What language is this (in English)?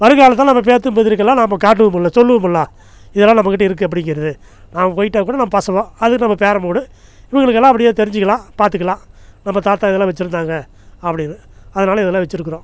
Tamil